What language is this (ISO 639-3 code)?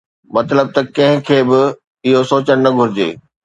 snd